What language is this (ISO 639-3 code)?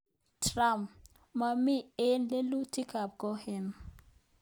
kln